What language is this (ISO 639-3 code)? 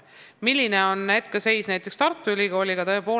est